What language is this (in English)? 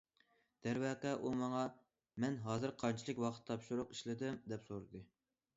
Uyghur